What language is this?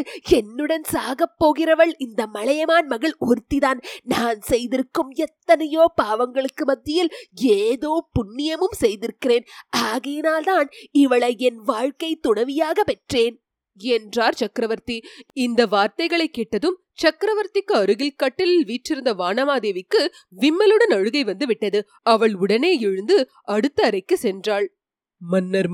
Tamil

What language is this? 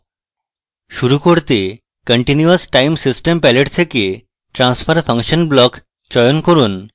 Bangla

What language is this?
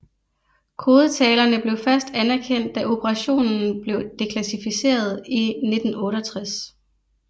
Danish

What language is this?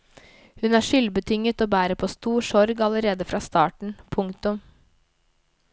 Norwegian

